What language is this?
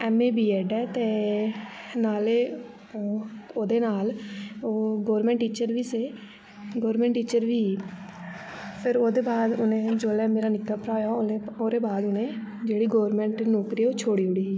Dogri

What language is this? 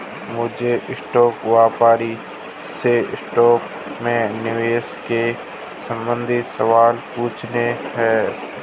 Hindi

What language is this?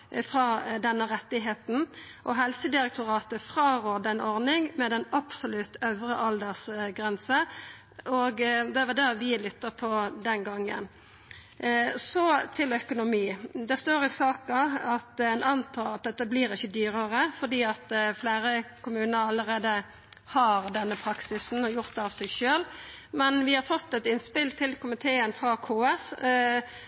Norwegian Nynorsk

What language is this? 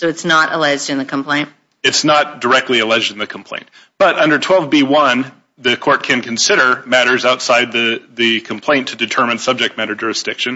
English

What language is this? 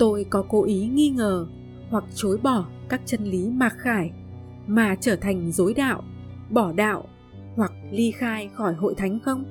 Vietnamese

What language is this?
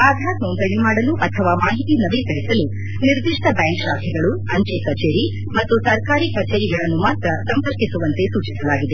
Kannada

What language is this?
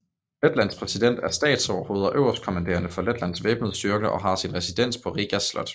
Danish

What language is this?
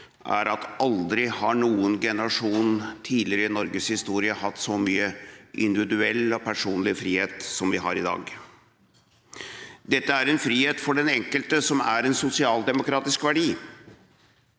Norwegian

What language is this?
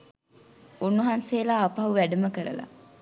Sinhala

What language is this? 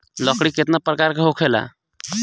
Bhojpuri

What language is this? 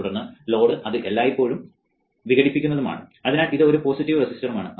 Malayalam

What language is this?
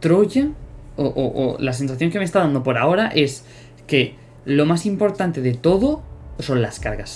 Spanish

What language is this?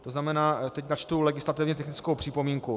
Czech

